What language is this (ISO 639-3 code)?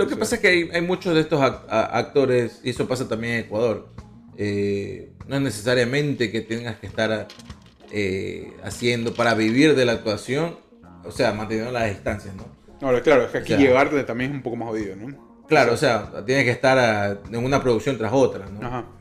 spa